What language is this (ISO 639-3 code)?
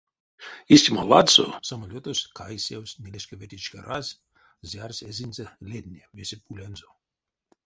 myv